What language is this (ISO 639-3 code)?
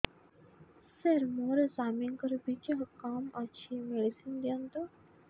ori